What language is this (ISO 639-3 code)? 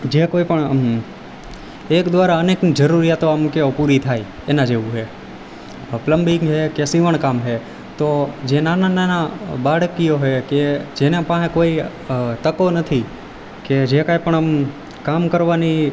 guj